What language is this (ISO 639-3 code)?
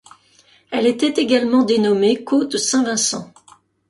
fra